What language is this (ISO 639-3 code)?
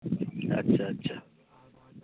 sat